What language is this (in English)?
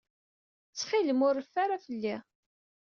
Kabyle